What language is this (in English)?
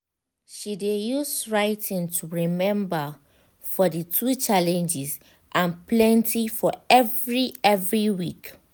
Nigerian Pidgin